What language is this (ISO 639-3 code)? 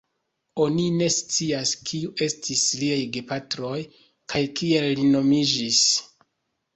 epo